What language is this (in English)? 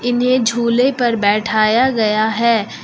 Hindi